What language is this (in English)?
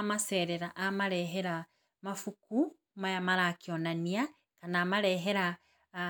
Kikuyu